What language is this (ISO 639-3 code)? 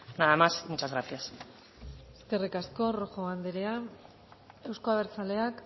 eus